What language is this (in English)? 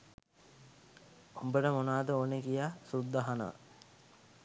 Sinhala